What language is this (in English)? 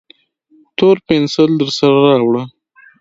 Pashto